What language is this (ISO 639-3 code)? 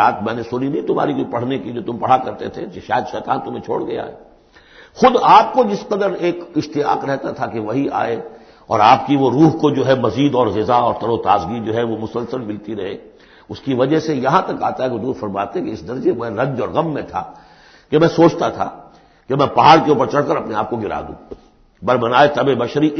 urd